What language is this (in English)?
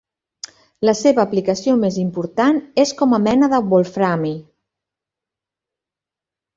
Catalan